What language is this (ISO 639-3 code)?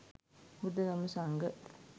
sin